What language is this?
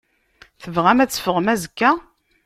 Kabyle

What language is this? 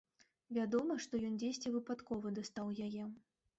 Belarusian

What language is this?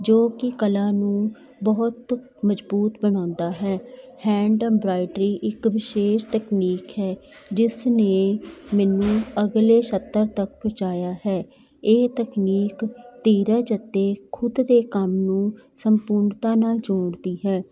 Punjabi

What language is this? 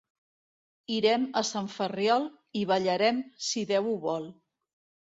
Catalan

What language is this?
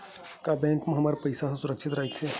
Chhattisgarhi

